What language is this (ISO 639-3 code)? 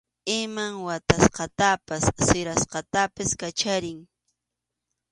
qxu